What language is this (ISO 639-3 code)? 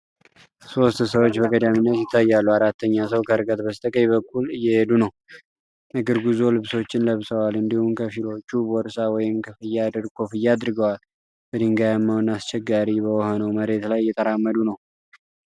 amh